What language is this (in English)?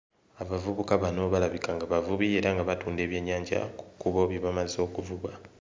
Ganda